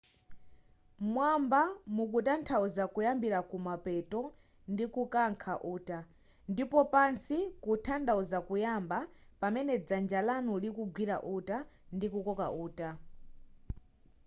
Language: Nyanja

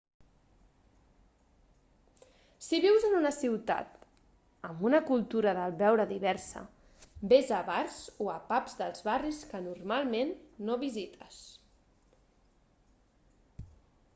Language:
Catalan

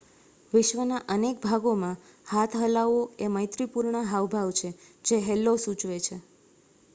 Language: Gujarati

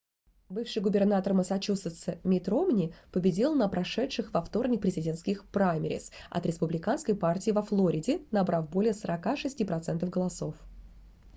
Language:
Russian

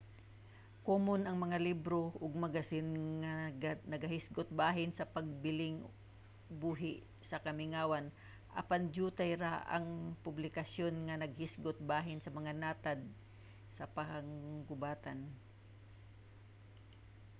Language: Cebuano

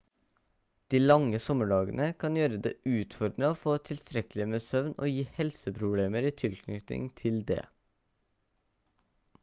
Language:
Norwegian Bokmål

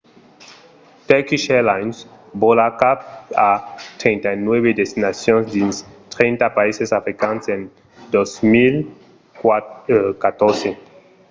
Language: Occitan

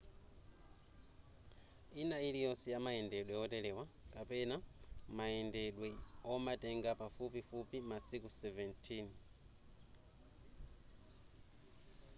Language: Nyanja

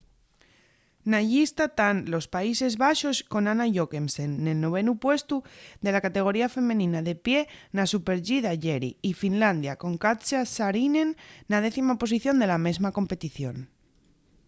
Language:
Asturian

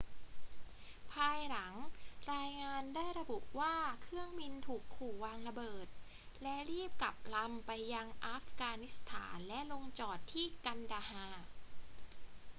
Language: Thai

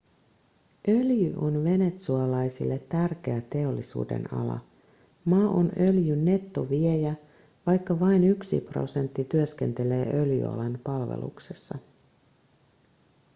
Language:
Finnish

